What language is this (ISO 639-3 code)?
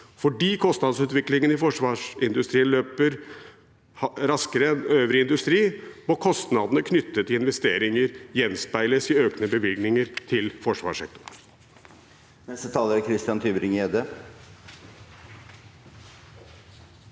nor